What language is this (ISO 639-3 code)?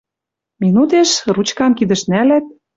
mrj